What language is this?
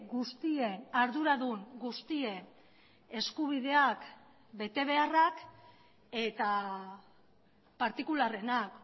Basque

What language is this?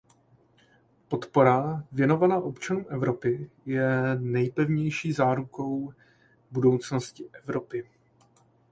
Czech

